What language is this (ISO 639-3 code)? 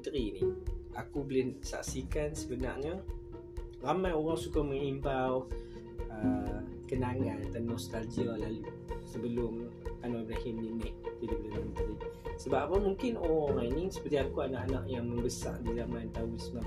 msa